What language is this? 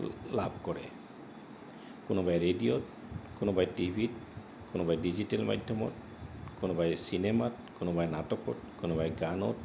Assamese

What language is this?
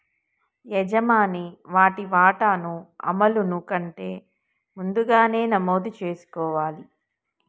Telugu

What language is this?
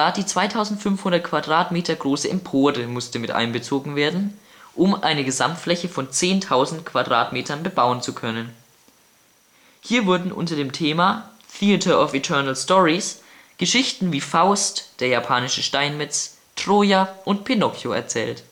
German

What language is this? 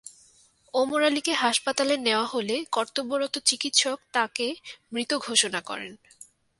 Bangla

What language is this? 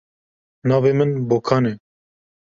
Kurdish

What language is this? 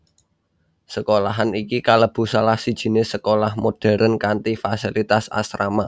Javanese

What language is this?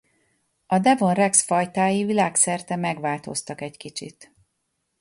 Hungarian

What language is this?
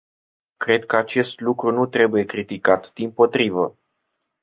Romanian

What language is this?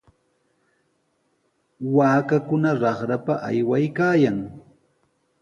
Sihuas Ancash Quechua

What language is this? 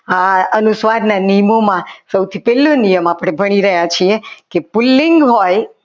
Gujarati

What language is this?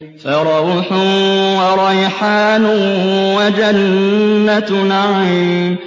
Arabic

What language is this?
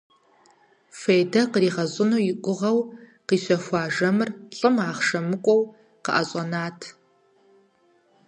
Kabardian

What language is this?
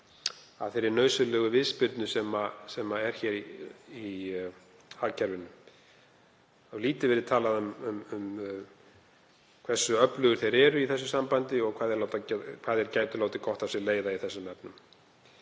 Icelandic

